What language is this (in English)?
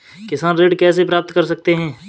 Hindi